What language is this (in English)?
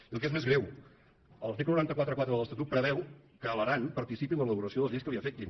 Catalan